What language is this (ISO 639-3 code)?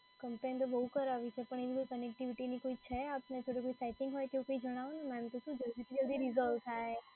guj